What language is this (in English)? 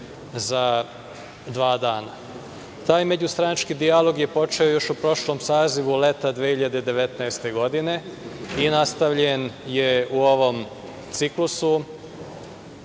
Serbian